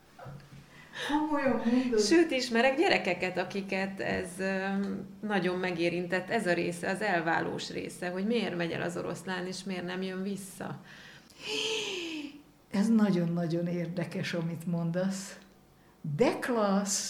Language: Hungarian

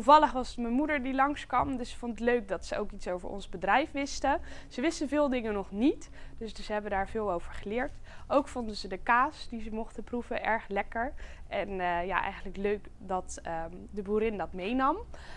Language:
Dutch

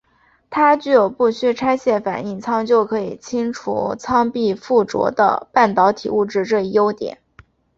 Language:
Chinese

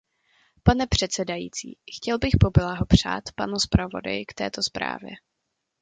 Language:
Czech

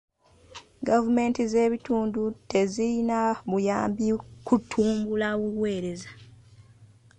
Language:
Ganda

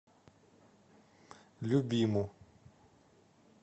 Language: Russian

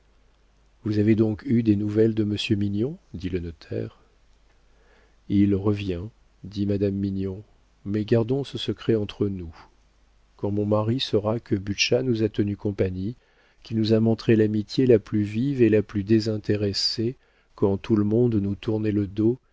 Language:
French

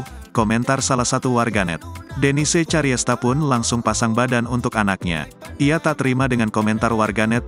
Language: Indonesian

